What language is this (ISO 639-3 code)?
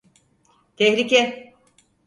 tur